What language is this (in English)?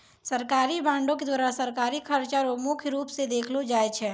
Maithili